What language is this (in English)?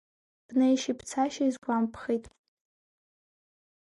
Abkhazian